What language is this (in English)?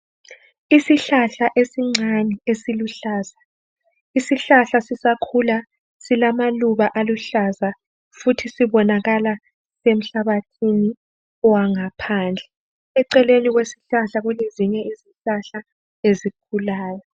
North Ndebele